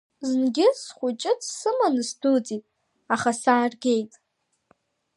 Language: Abkhazian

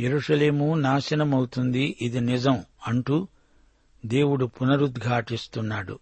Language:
Telugu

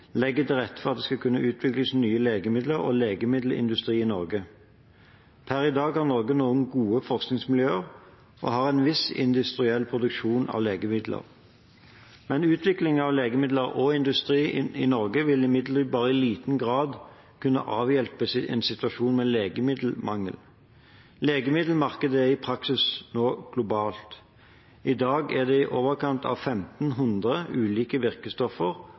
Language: Norwegian Bokmål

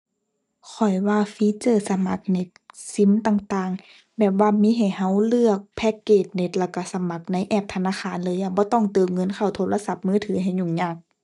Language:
Thai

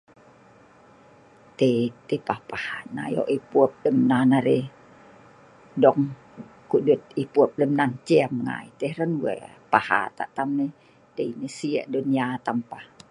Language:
Sa'ban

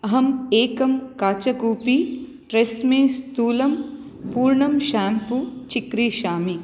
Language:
Sanskrit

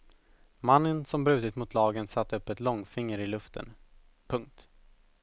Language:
Swedish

